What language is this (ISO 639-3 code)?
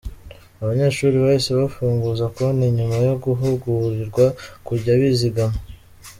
kin